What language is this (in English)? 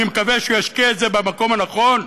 Hebrew